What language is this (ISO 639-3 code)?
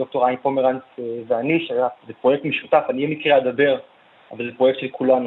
heb